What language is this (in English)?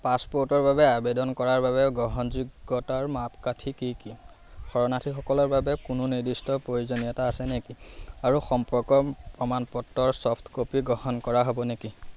Assamese